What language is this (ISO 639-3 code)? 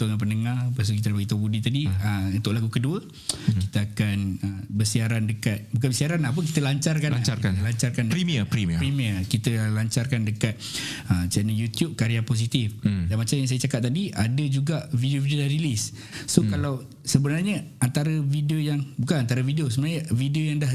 msa